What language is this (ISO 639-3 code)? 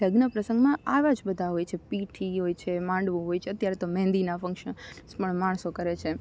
guj